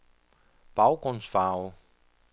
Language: Danish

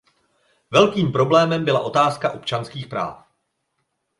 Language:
Czech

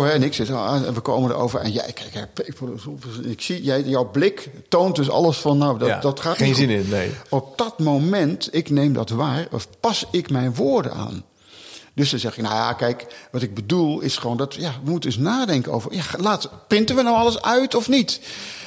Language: Dutch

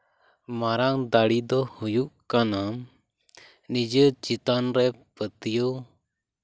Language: Santali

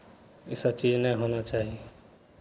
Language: Maithili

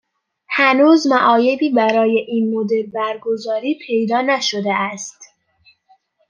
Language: Persian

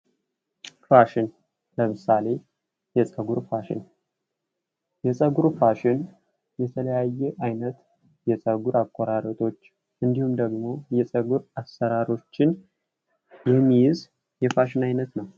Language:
Amharic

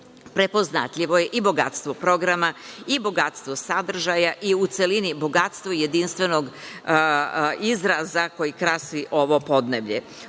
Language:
Serbian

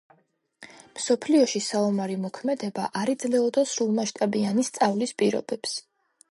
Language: Georgian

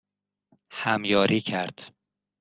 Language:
Persian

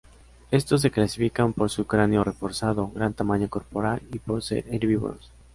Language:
Spanish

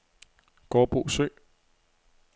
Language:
Danish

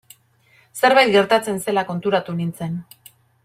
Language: Basque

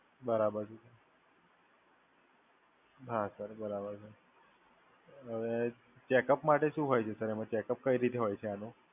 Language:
Gujarati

